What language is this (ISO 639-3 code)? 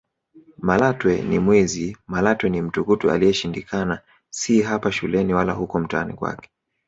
swa